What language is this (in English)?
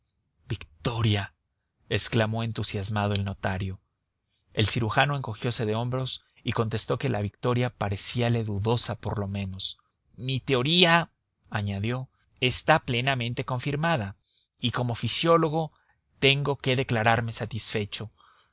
Spanish